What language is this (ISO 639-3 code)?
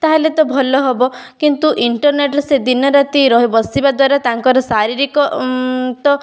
ori